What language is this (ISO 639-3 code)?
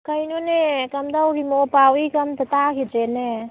mni